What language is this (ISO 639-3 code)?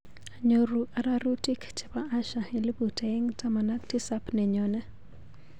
kln